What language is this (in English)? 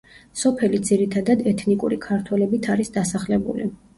Georgian